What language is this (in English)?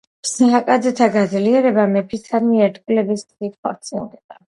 Georgian